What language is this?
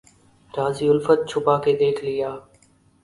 Urdu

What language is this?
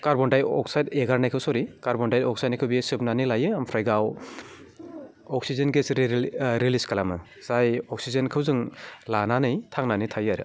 Bodo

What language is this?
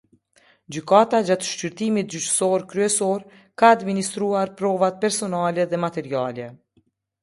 Albanian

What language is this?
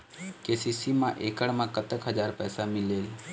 Chhattisgarhi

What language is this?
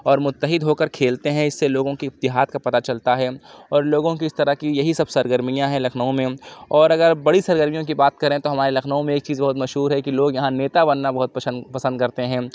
Urdu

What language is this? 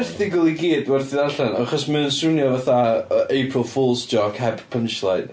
Welsh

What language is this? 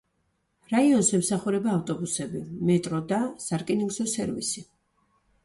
Georgian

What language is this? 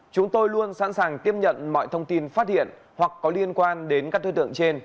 Vietnamese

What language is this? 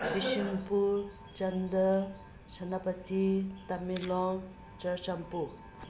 Manipuri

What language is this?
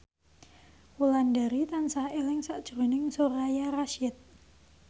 Javanese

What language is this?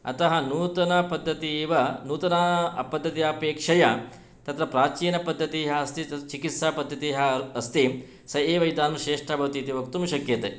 Sanskrit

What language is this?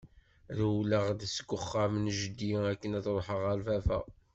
Kabyle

